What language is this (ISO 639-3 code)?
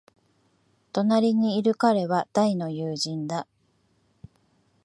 jpn